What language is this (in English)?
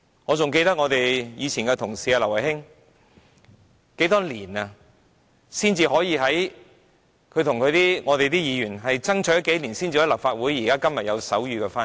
Cantonese